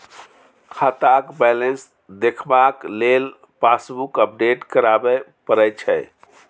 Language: Maithili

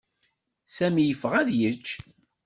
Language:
Kabyle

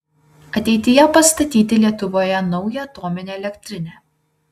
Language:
Lithuanian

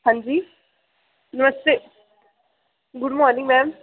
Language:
Dogri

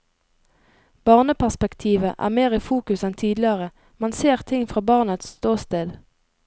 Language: Norwegian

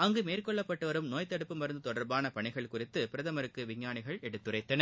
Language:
Tamil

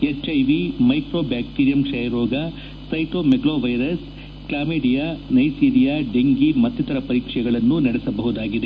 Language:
Kannada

